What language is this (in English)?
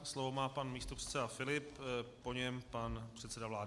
Czech